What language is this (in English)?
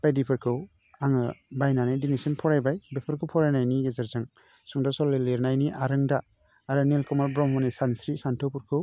Bodo